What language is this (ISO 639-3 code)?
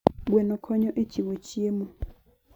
luo